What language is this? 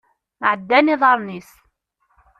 Kabyle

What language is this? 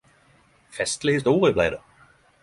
Norwegian Nynorsk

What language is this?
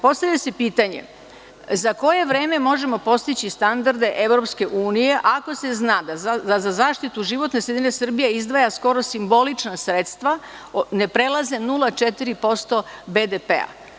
Serbian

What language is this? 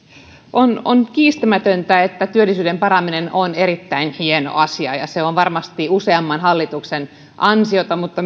Finnish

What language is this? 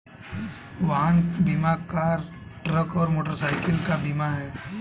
Hindi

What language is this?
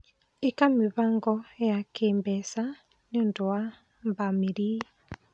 Kikuyu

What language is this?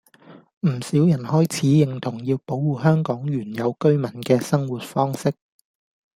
Cantonese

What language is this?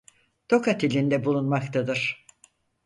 Turkish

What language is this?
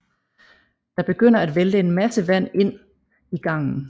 Danish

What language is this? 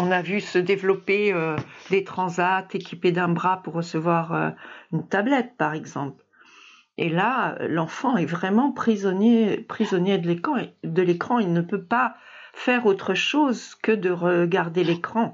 French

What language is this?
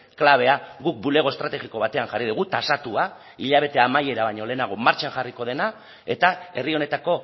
Basque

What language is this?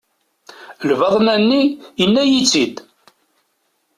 Kabyle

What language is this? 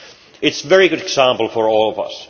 English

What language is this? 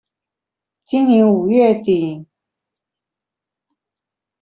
Chinese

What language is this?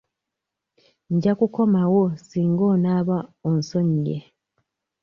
Ganda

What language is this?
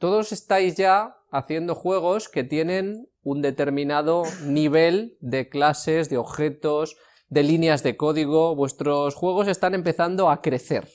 Spanish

